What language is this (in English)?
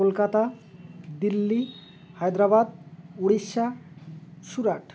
Bangla